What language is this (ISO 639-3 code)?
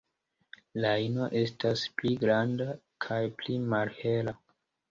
epo